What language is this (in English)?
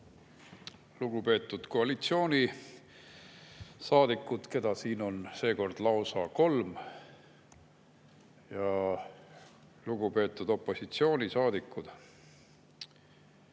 Estonian